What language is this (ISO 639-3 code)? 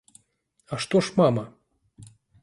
bel